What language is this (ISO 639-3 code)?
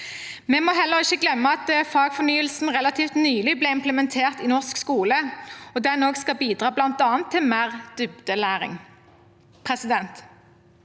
nor